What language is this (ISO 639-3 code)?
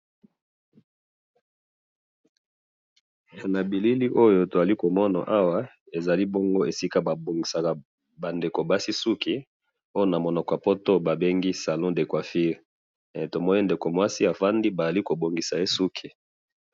lin